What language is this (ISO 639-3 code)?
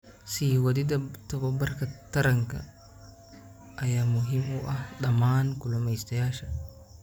som